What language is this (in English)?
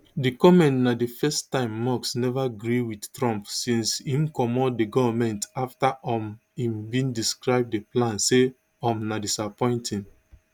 Nigerian Pidgin